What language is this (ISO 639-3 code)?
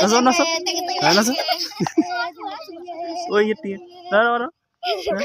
ben